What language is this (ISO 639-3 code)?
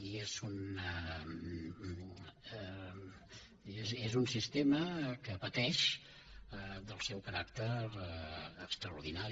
cat